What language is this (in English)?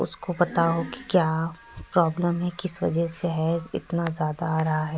Urdu